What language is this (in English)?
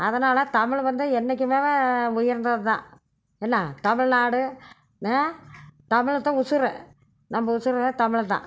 Tamil